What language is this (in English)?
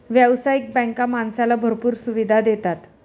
Marathi